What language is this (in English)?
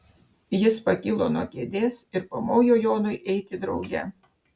Lithuanian